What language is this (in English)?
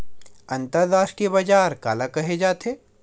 Chhattisgarhi